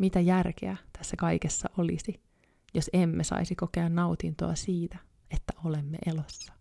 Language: Finnish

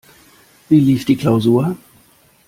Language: German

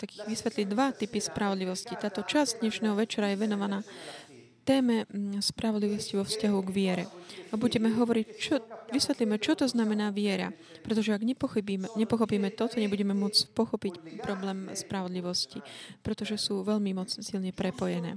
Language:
Slovak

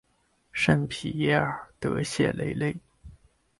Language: Chinese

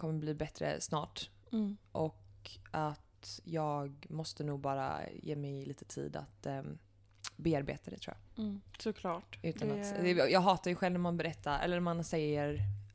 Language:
Swedish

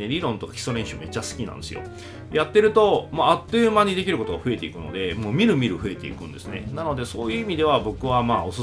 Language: Japanese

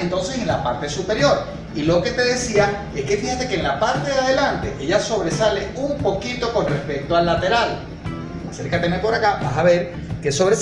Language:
Spanish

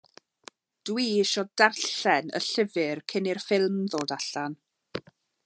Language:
Welsh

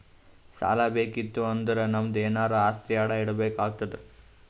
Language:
Kannada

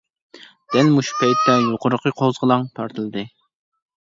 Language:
Uyghur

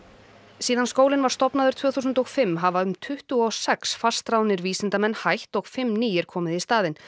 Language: Icelandic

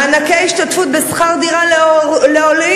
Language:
Hebrew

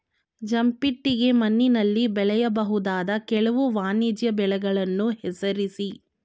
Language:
Kannada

